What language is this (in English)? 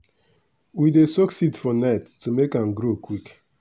Nigerian Pidgin